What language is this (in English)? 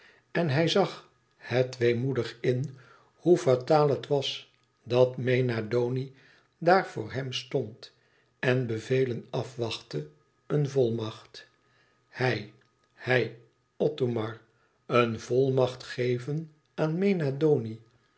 Dutch